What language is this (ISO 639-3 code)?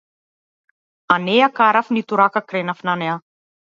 mkd